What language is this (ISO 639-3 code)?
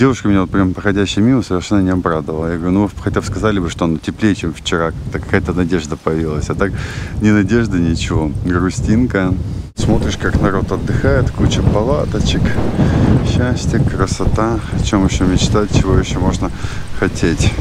rus